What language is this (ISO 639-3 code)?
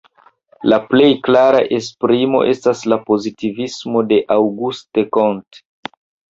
epo